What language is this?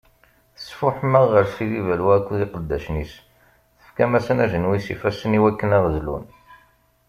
Kabyle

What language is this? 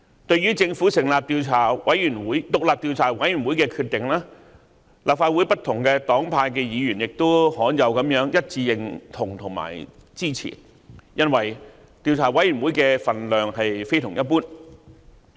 Cantonese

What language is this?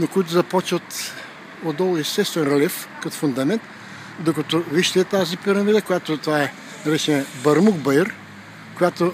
Bulgarian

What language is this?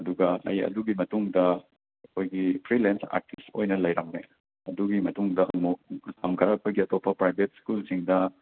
Manipuri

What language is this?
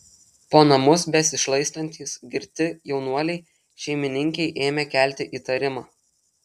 Lithuanian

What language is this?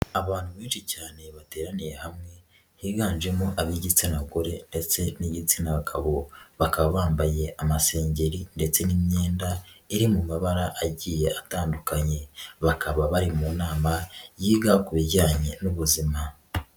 Kinyarwanda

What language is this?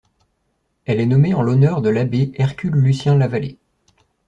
French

